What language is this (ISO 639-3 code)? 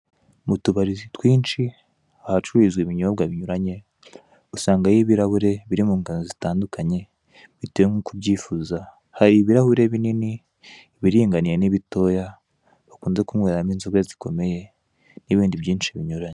kin